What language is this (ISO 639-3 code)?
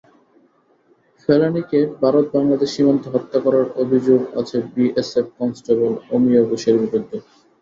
ben